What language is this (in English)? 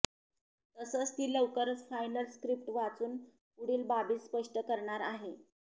Marathi